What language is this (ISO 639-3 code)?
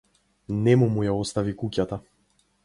mkd